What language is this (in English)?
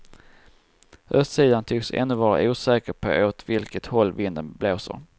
Swedish